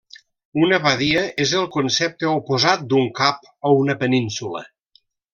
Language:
Catalan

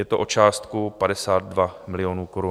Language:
Czech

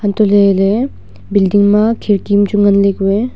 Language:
Wancho Naga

